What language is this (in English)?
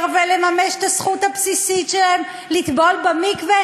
Hebrew